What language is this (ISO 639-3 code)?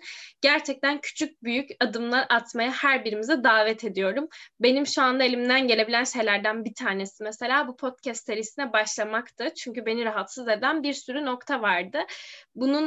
tur